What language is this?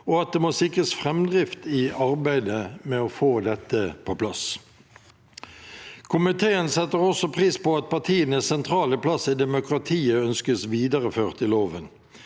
Norwegian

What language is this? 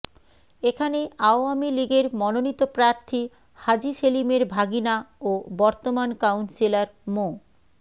Bangla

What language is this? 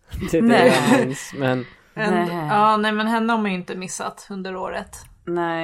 Swedish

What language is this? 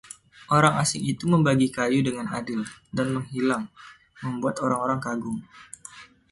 Indonesian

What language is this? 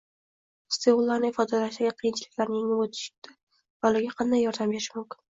Uzbek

